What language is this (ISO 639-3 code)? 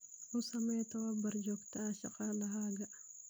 som